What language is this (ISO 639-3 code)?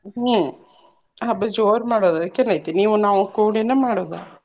kan